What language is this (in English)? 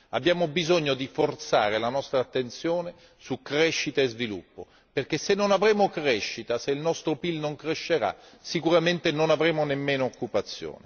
Italian